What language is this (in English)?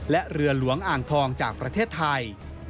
Thai